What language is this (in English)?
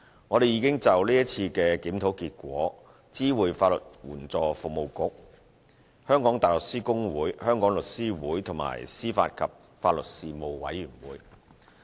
Cantonese